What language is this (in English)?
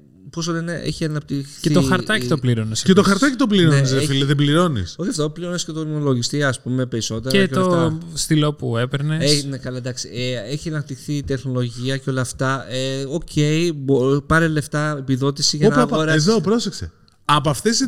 Greek